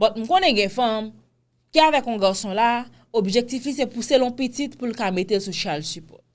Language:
French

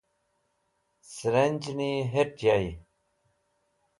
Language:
Wakhi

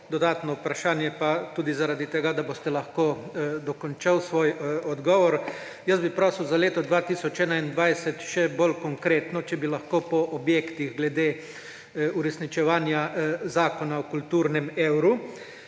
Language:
Slovenian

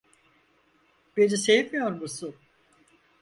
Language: Turkish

